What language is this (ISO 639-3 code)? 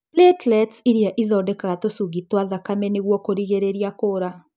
kik